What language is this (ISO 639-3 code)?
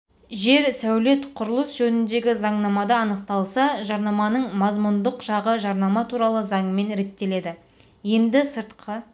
kaz